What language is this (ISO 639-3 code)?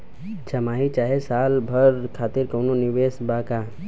bho